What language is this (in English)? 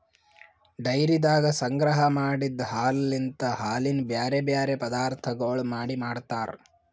Kannada